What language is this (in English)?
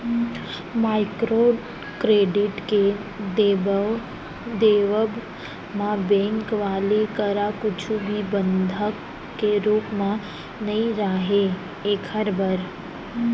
Chhattisgarhi